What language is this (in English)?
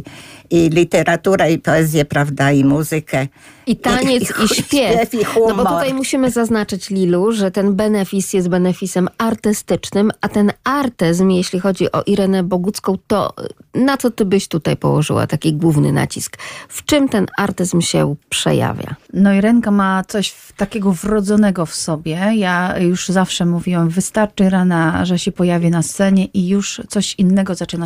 Polish